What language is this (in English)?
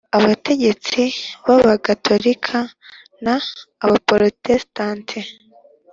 Kinyarwanda